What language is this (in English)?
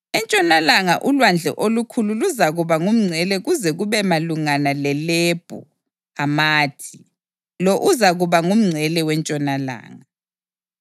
North Ndebele